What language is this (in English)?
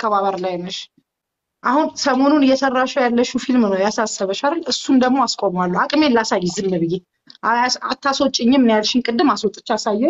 Arabic